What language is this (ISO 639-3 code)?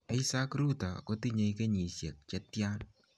kln